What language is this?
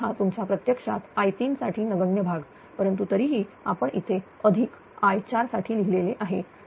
Marathi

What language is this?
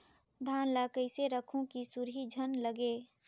Chhattisgarhi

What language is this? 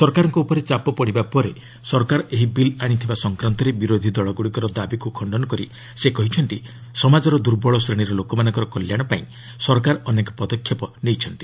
Odia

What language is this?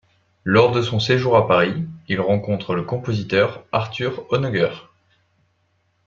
French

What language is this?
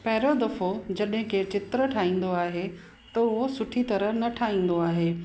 Sindhi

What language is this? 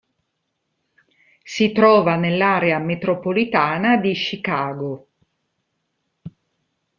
Italian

